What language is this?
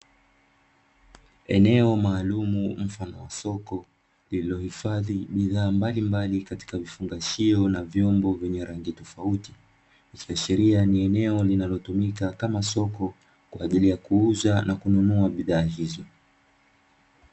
Swahili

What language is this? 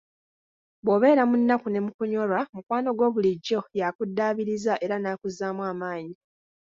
Ganda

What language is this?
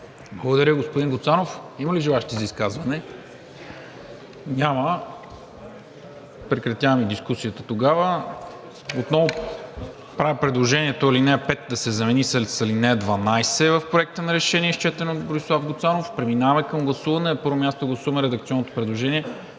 Bulgarian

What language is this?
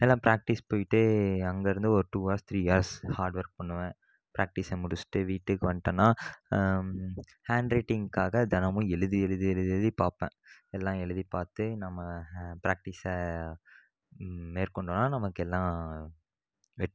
Tamil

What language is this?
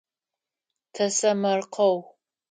Adyghe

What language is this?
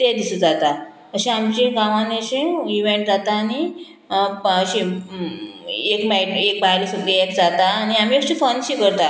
Konkani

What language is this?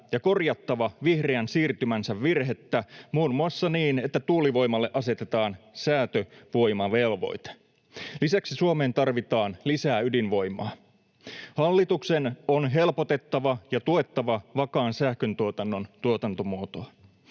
Finnish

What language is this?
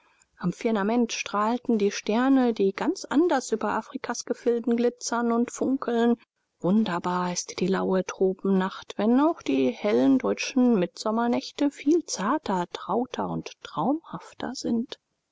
German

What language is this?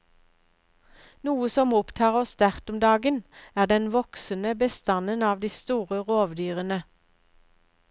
Norwegian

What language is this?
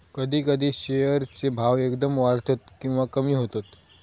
Marathi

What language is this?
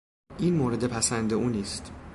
Persian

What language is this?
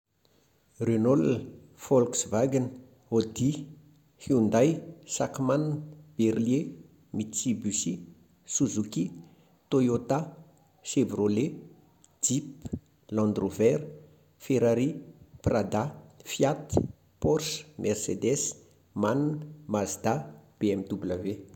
Malagasy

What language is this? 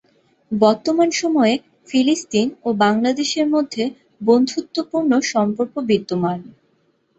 Bangla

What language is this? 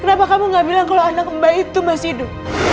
Indonesian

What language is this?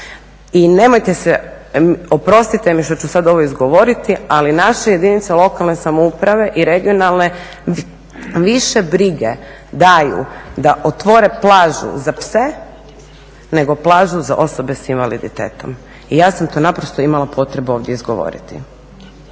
Croatian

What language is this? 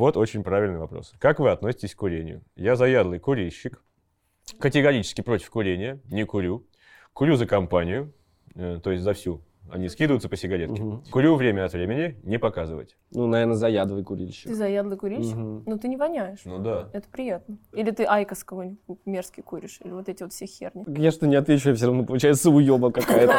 Russian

